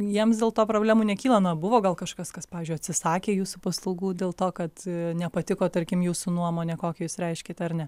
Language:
Lithuanian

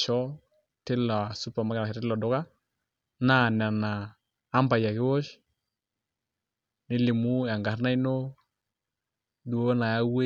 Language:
Masai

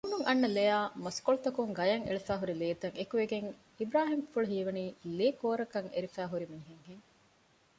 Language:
Divehi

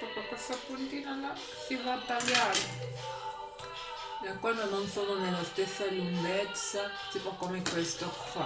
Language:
Italian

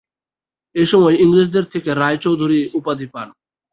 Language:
Bangla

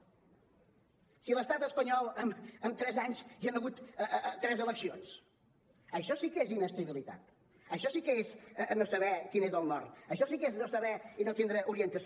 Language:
Catalan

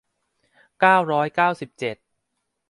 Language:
Thai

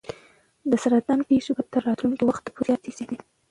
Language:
Pashto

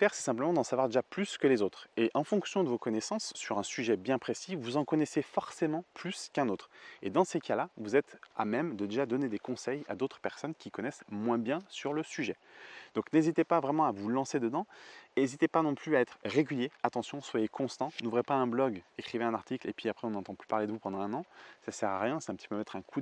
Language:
French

